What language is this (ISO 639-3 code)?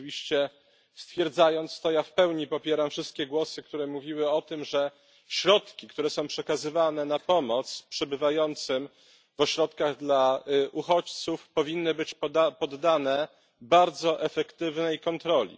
pol